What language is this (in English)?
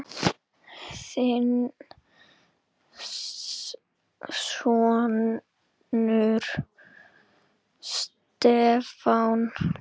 Icelandic